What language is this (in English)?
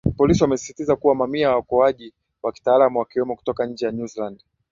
Swahili